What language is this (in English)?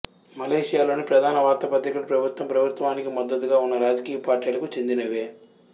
Telugu